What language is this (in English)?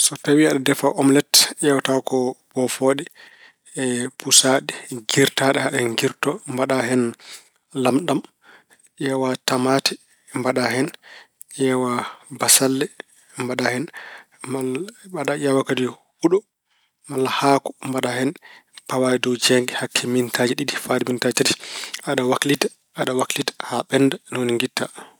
Fula